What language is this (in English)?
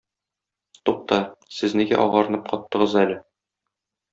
Tatar